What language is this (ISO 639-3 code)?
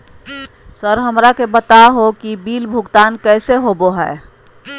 mag